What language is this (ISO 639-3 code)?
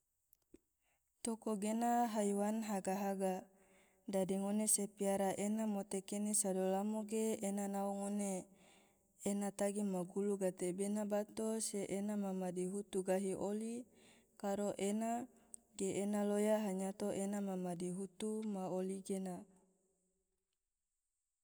tvo